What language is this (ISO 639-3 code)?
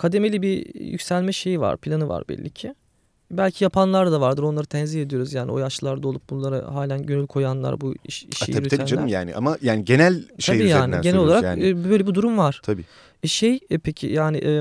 tur